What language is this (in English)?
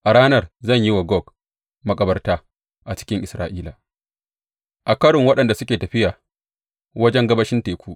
Hausa